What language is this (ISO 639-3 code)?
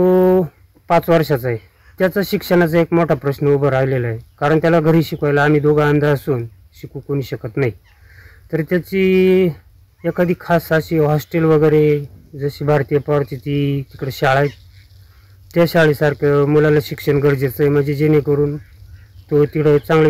mar